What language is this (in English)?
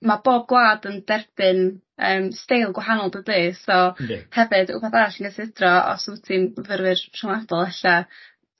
Welsh